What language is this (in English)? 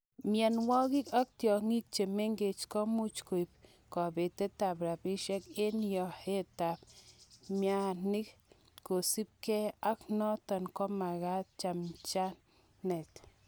Kalenjin